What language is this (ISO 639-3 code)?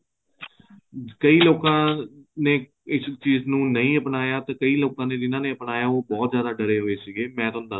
pan